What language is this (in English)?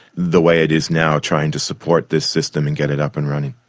English